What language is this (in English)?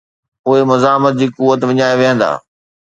Sindhi